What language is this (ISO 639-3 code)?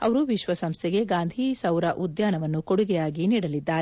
kan